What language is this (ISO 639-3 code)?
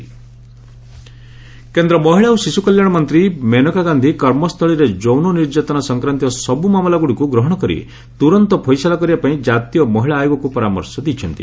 ori